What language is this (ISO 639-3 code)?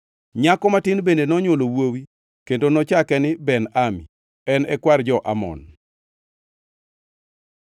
luo